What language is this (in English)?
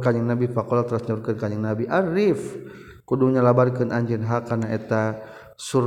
Malay